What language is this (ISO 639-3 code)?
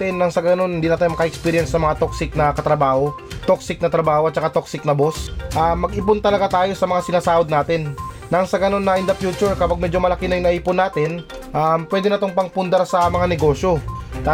fil